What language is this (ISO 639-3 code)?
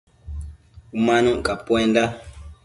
mcf